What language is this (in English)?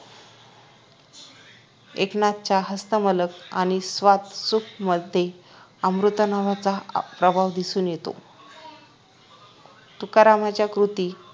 Marathi